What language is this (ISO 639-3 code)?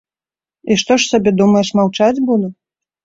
bel